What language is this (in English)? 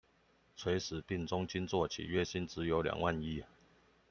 Chinese